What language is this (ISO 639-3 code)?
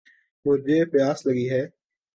urd